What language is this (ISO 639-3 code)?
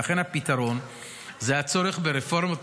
heb